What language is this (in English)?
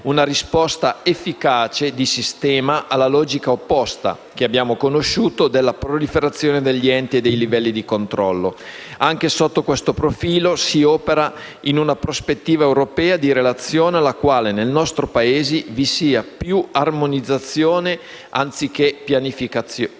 Italian